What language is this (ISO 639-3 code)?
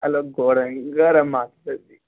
tel